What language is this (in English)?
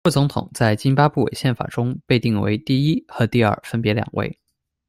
Chinese